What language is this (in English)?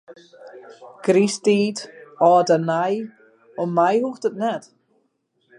Western Frisian